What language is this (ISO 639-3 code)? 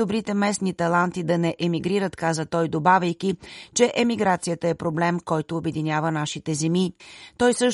bul